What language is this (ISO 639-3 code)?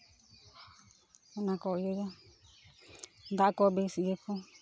sat